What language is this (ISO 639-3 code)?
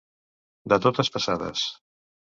cat